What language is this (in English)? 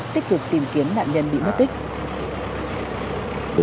Vietnamese